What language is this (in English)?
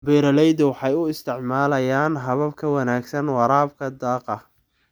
Somali